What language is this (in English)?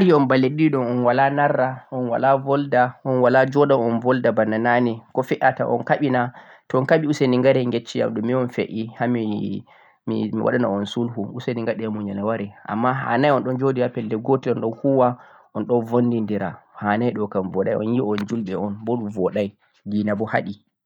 Central-Eastern Niger Fulfulde